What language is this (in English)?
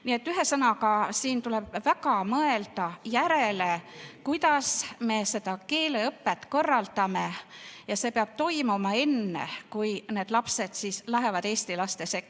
Estonian